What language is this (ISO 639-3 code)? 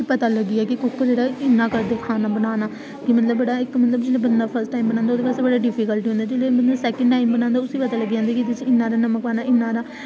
doi